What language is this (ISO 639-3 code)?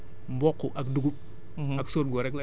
wol